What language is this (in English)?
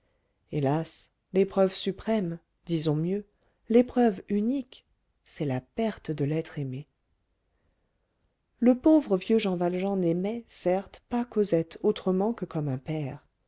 French